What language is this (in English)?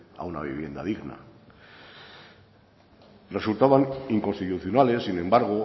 Spanish